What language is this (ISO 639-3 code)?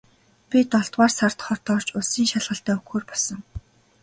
mon